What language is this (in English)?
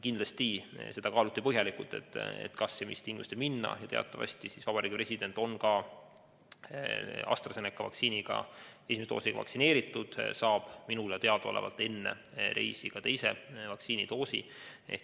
Estonian